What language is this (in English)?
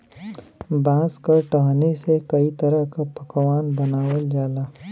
Bhojpuri